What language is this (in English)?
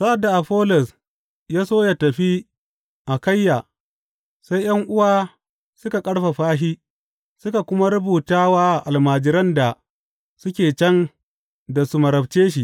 Hausa